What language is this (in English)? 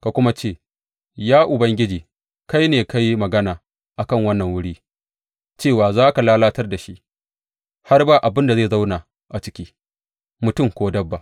Hausa